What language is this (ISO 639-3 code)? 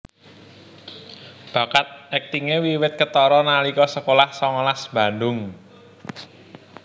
jav